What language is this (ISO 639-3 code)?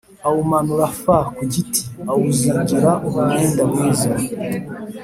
kin